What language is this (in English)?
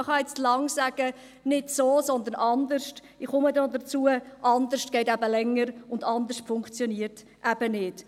Swiss German